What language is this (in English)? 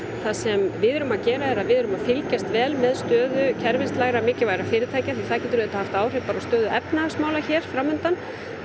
Icelandic